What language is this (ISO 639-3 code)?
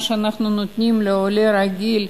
heb